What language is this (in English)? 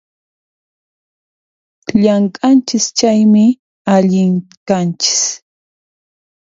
Puno Quechua